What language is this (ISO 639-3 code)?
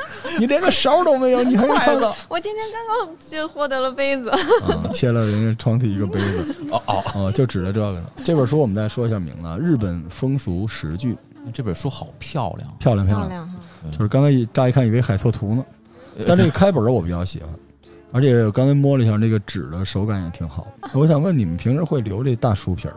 zho